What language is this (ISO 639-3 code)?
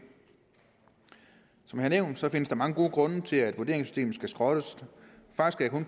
dan